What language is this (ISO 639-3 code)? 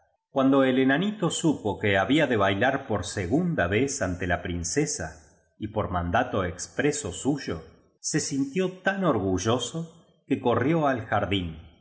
spa